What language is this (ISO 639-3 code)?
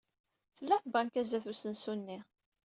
kab